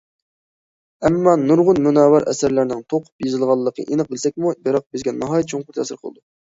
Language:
Uyghur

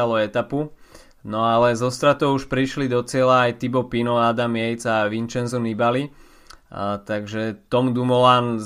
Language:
Slovak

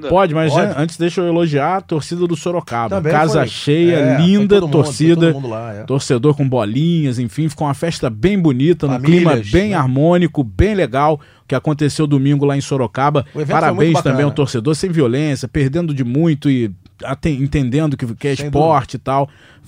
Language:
Portuguese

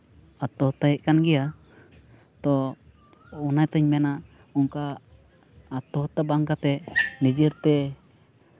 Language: Santali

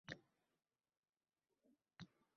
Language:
Uzbek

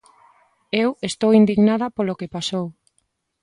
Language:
Galician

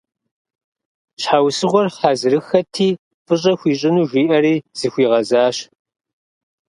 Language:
Kabardian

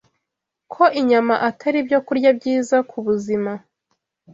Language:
Kinyarwanda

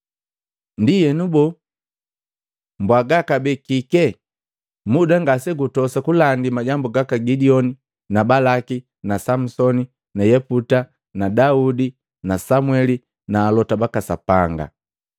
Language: Matengo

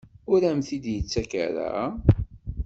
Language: Kabyle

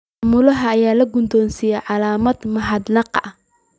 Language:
Somali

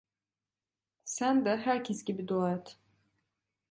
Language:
Turkish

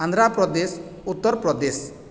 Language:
Odia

